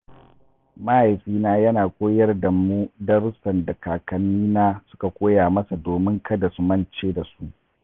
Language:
Hausa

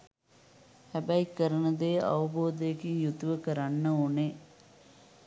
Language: Sinhala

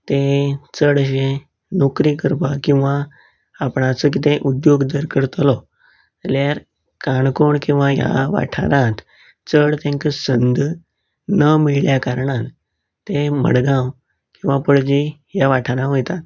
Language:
Konkani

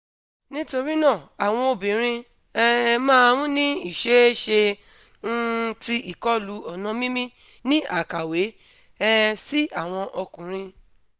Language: Yoruba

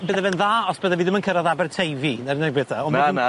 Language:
Welsh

